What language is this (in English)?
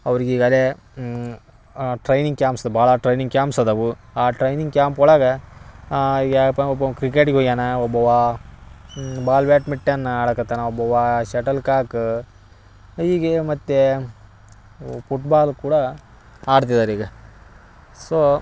Kannada